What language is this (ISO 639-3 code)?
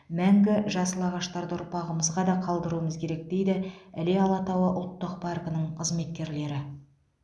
kaz